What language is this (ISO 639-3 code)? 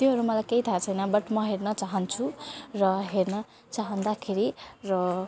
nep